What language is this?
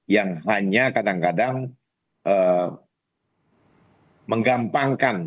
Indonesian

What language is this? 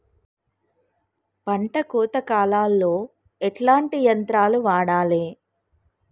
Telugu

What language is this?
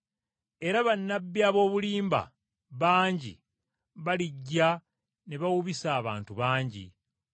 Ganda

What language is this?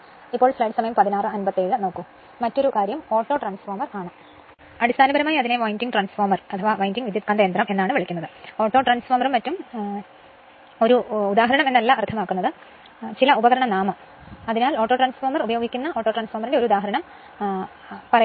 Malayalam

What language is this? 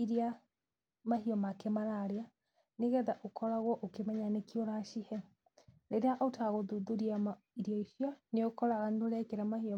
Kikuyu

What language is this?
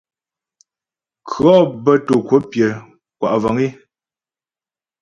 Ghomala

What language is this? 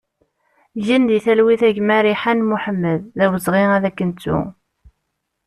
Kabyle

